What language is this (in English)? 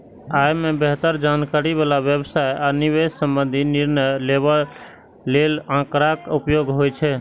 Maithili